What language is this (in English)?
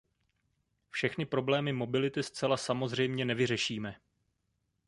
Czech